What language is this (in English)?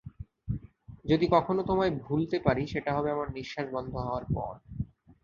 Bangla